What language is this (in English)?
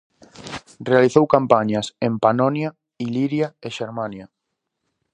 Galician